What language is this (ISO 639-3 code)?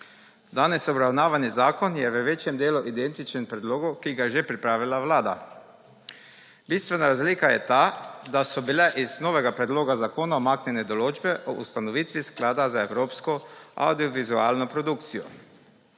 slv